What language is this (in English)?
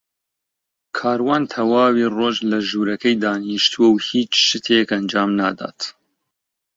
Central Kurdish